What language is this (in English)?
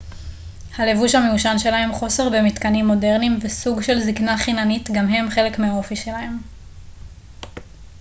Hebrew